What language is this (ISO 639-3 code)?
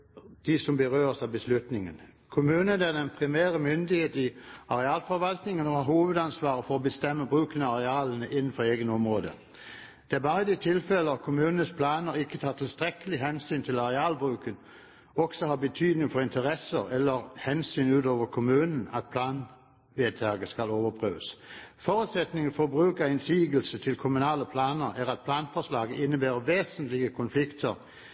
nob